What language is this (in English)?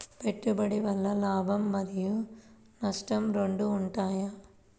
Telugu